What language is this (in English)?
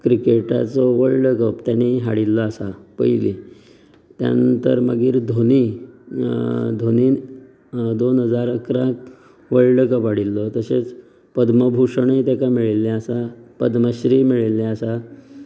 Konkani